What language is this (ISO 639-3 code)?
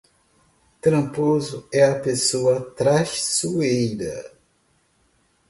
por